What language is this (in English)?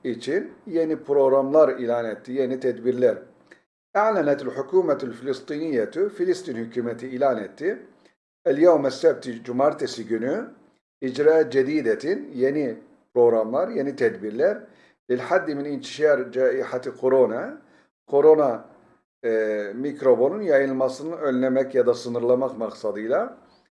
Turkish